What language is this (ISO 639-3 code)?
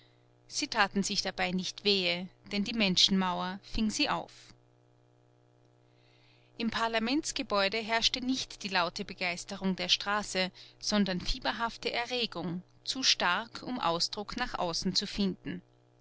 deu